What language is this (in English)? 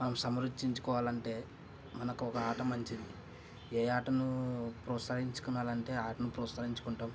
Telugu